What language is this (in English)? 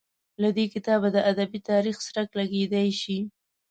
Pashto